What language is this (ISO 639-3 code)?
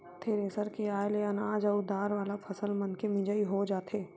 hne